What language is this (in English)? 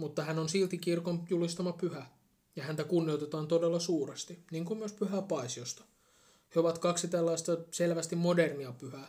Finnish